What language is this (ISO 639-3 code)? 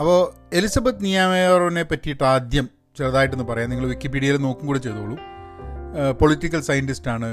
mal